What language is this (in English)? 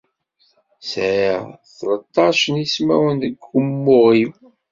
Kabyle